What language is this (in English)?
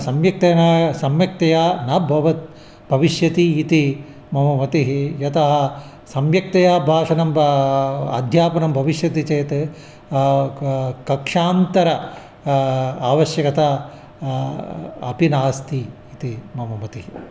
Sanskrit